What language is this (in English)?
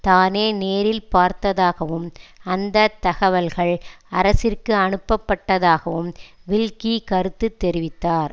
Tamil